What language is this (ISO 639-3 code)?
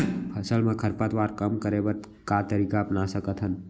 hne